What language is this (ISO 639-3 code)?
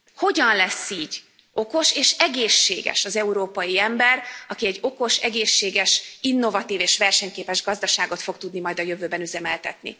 hun